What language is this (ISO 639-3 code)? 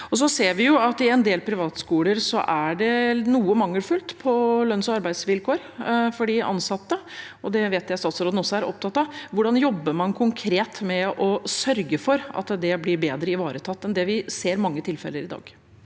nor